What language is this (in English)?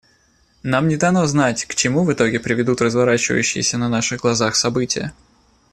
Russian